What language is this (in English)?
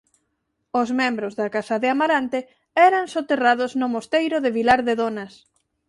Galician